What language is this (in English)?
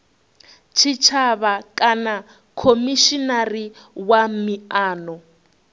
Venda